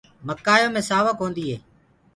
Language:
Gurgula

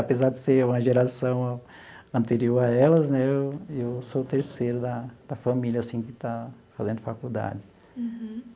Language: Portuguese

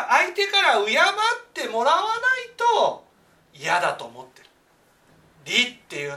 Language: Japanese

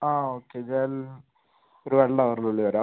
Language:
Malayalam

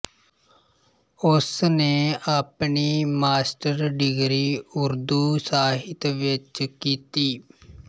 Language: Punjabi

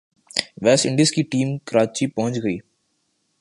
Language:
Urdu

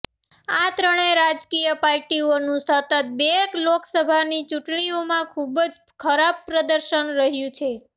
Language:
Gujarati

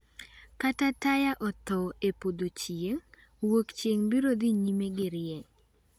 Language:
Luo (Kenya and Tanzania)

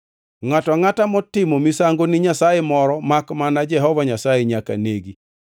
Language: Luo (Kenya and Tanzania)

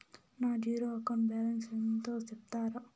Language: Telugu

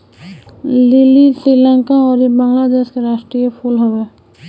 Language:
Bhojpuri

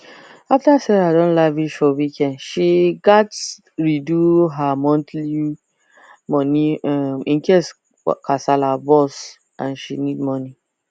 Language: Nigerian Pidgin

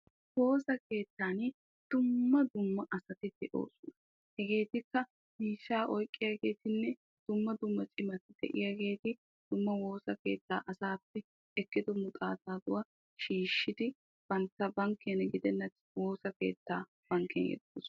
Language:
Wolaytta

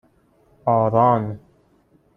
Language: Persian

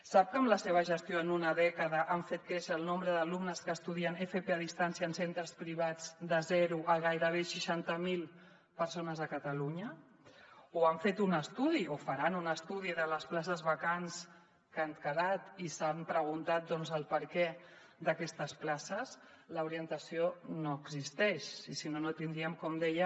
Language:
Catalan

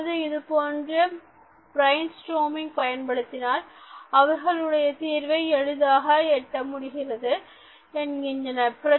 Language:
Tamil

